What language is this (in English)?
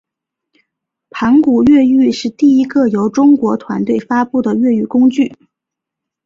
Chinese